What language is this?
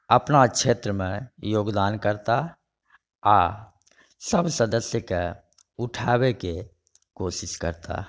Maithili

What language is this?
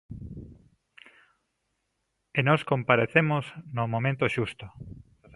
Galician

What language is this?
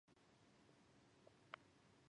Japanese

